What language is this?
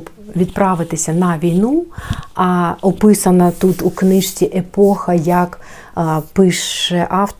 Ukrainian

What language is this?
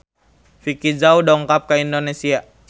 Sundanese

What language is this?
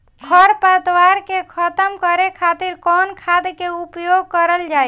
Bhojpuri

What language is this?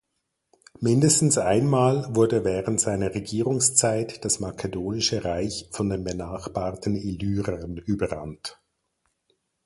German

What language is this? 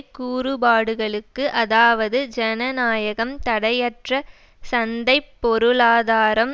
Tamil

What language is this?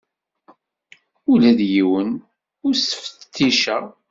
Kabyle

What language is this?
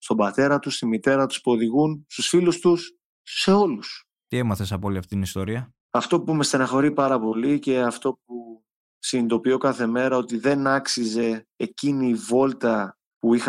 Greek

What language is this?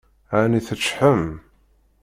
Kabyle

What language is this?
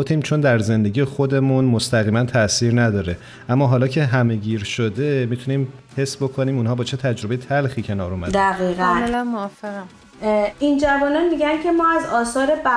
Persian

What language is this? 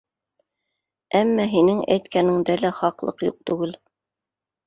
Bashkir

